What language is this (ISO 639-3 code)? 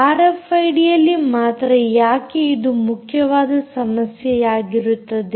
kan